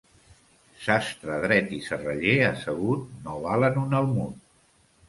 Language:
Catalan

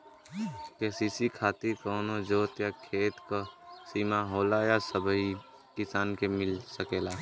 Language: Bhojpuri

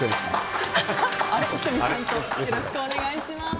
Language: Japanese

